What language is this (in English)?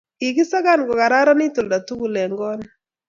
Kalenjin